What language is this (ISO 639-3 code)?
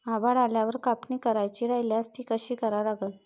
mar